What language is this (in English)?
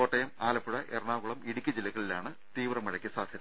Malayalam